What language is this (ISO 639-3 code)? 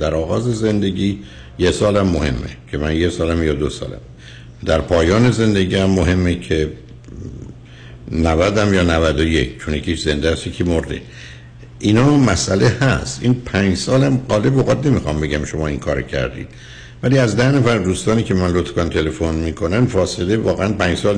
fas